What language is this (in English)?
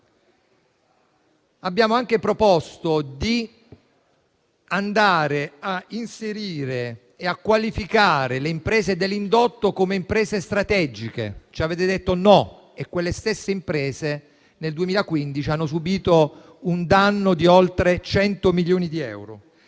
Italian